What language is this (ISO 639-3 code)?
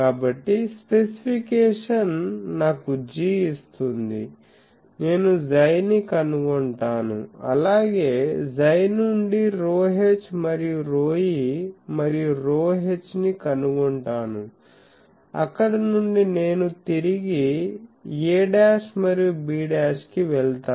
tel